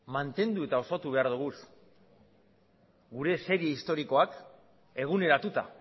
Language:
Basque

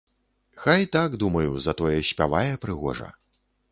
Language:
Belarusian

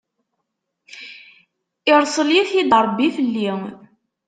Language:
Kabyle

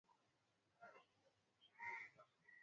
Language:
Swahili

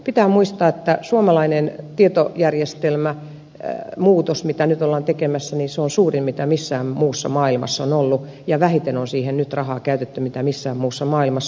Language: Finnish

